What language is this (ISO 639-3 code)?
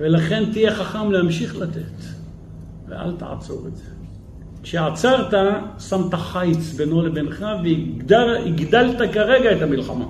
heb